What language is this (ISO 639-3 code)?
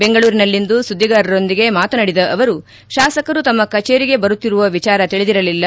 kan